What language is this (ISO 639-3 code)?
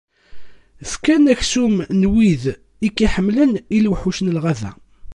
kab